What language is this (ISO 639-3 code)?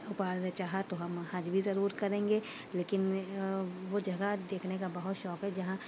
urd